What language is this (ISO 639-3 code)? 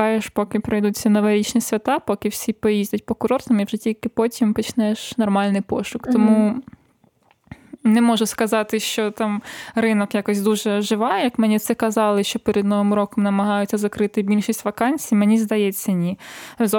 ukr